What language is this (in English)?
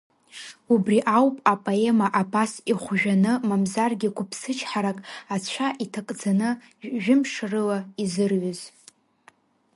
Abkhazian